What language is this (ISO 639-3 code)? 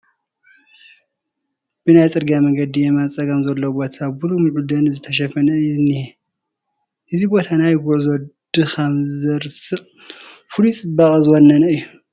tir